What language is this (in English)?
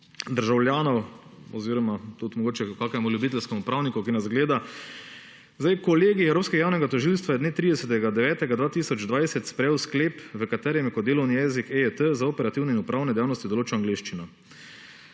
Slovenian